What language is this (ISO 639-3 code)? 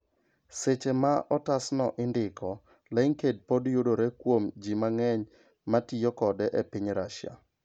luo